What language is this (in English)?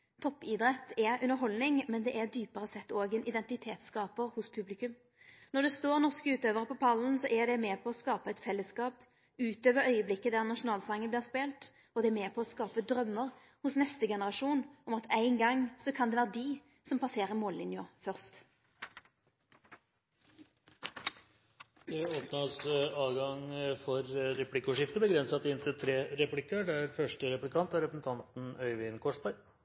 Norwegian